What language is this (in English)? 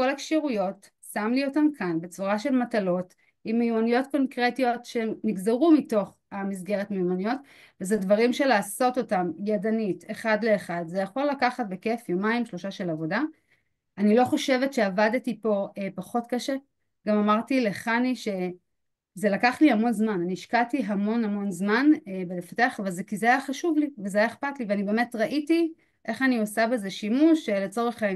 Hebrew